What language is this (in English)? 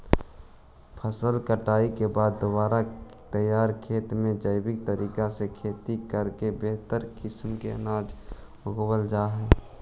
Magahi